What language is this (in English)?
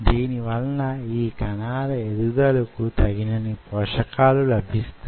Telugu